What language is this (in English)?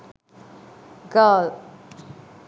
Sinhala